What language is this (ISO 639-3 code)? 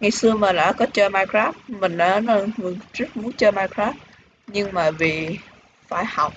vie